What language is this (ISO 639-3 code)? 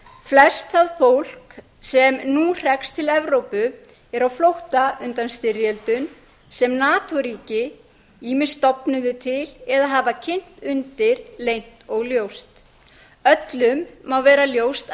isl